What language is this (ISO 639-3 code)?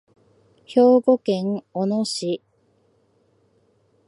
jpn